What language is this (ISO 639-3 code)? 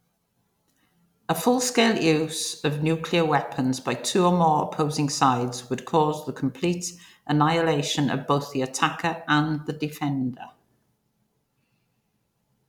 eng